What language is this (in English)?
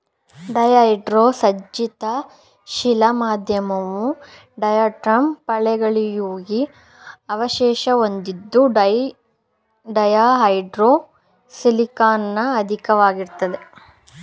Kannada